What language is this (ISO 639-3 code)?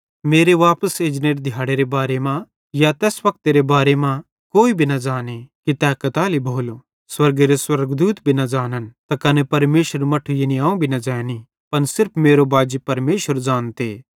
bhd